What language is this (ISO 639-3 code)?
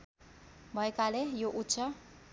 nep